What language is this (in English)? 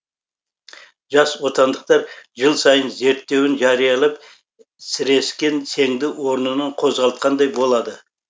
Kazakh